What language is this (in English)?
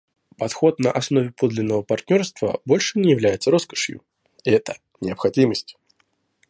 Russian